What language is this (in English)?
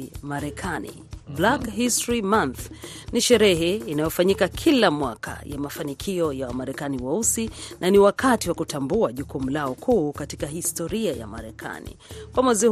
Swahili